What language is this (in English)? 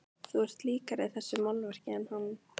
Icelandic